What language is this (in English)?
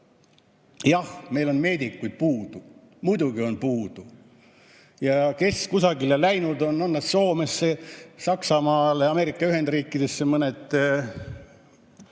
Estonian